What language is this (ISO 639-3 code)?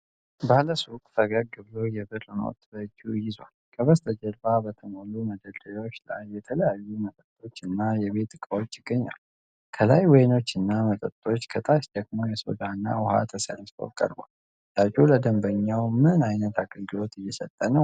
amh